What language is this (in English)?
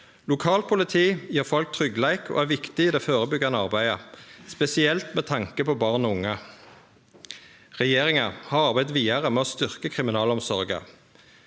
Norwegian